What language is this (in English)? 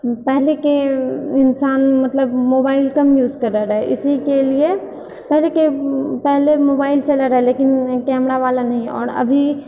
Maithili